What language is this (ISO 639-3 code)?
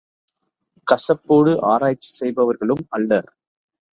tam